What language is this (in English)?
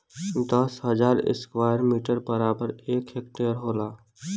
Bhojpuri